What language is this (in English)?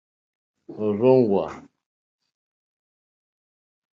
Mokpwe